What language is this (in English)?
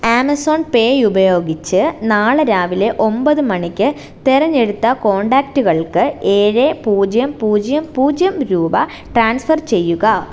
Malayalam